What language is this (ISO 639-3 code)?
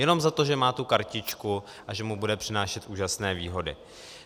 ces